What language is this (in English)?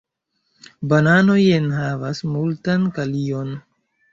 Esperanto